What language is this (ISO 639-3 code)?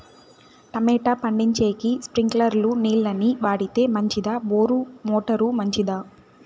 tel